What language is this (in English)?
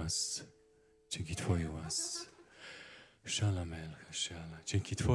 Polish